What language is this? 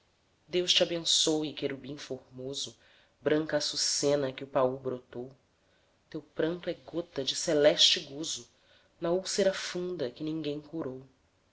Portuguese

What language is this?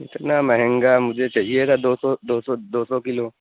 Urdu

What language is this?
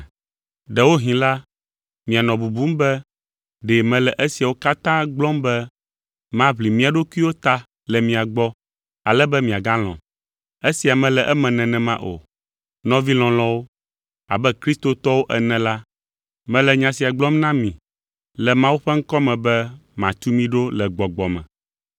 Ewe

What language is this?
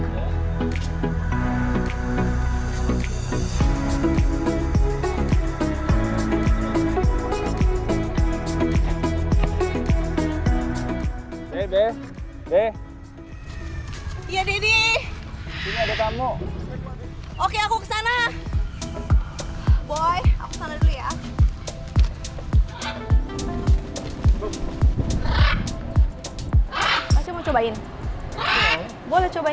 Indonesian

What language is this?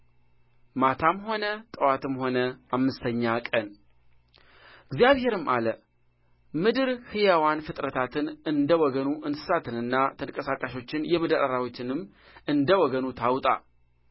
Amharic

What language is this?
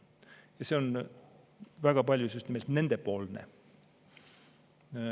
Estonian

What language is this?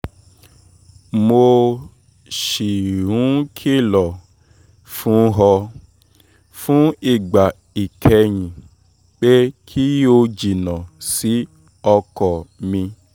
Yoruba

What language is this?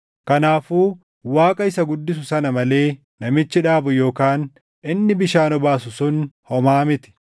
Oromo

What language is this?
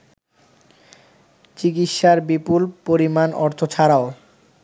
Bangla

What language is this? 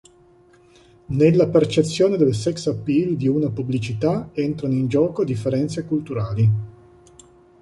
Italian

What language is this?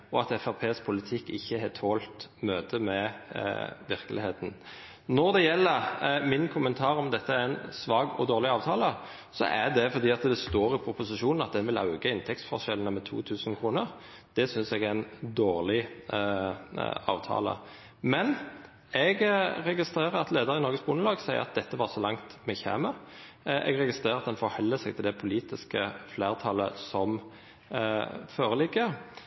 Norwegian Nynorsk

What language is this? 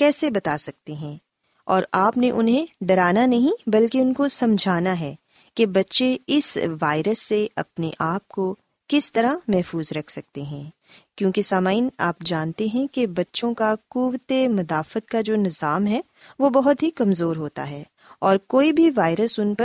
Urdu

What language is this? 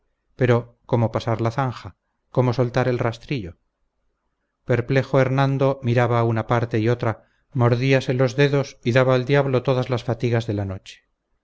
Spanish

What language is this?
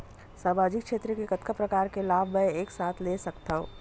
Chhattisgarhi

